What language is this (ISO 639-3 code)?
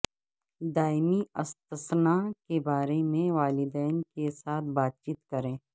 urd